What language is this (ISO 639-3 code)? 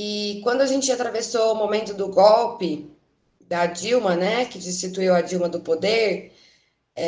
por